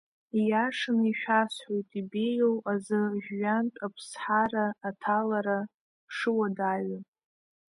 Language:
Abkhazian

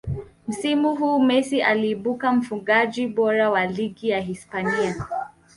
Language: Swahili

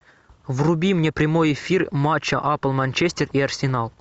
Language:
Russian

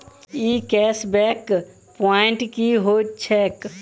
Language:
Maithili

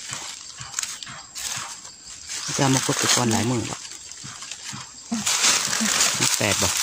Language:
Thai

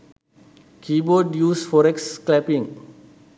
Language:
Sinhala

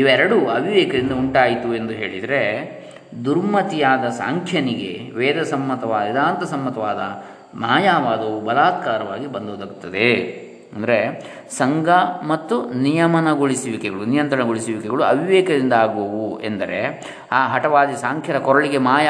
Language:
Kannada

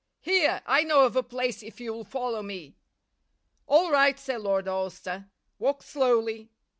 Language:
English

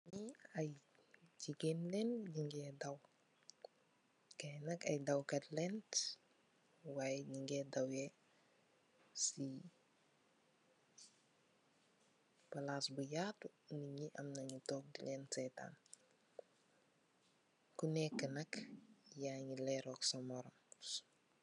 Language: Wolof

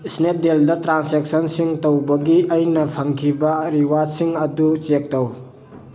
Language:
Manipuri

